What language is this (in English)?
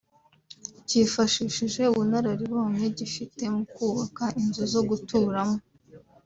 Kinyarwanda